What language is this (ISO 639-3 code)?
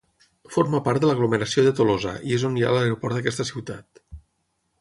cat